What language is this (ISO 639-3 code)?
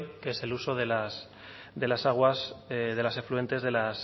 spa